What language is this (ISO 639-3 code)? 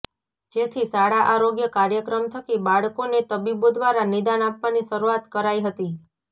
guj